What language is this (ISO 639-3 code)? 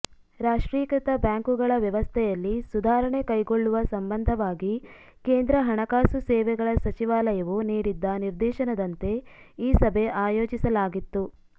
kan